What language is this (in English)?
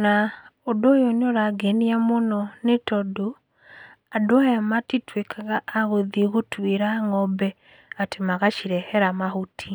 Kikuyu